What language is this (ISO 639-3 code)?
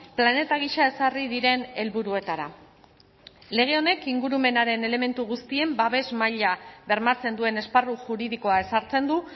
eus